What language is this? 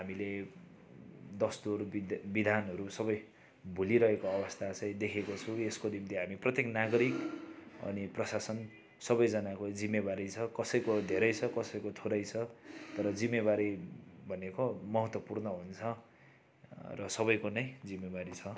Nepali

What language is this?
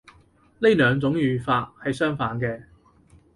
Cantonese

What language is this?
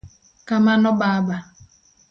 Luo (Kenya and Tanzania)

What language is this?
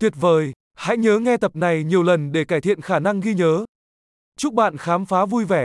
Vietnamese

